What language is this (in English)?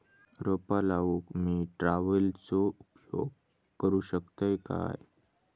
Marathi